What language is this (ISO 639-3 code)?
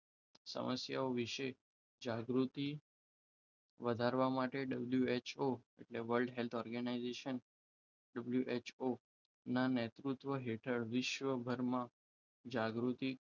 guj